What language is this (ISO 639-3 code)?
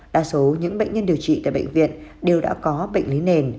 vie